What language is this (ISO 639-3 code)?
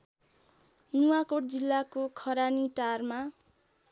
nep